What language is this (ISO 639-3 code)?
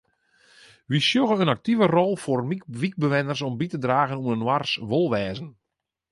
fry